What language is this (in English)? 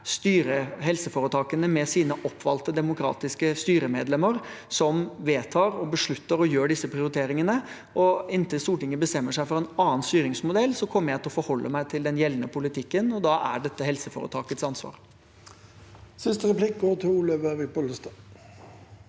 Norwegian